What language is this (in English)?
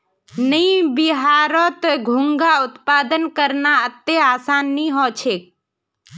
Magahi